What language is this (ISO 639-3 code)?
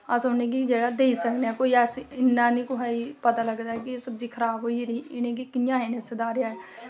doi